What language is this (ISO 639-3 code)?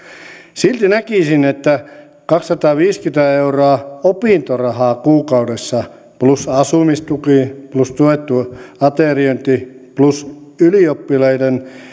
fin